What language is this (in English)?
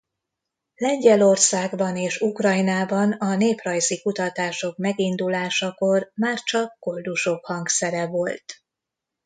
Hungarian